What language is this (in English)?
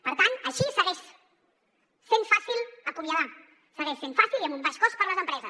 Catalan